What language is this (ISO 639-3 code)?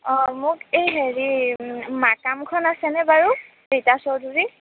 asm